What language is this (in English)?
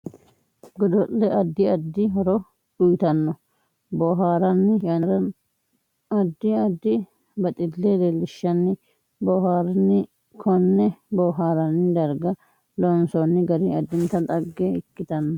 Sidamo